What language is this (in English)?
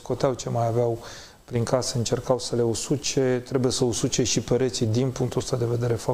Romanian